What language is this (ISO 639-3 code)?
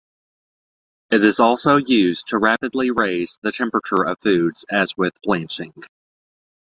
eng